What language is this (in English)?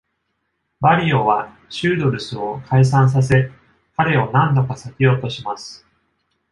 Japanese